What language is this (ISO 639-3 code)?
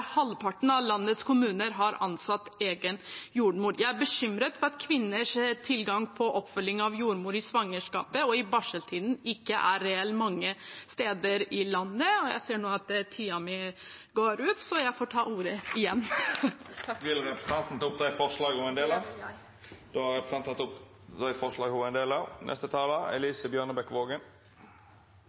nor